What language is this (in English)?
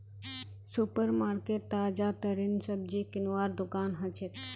Magahi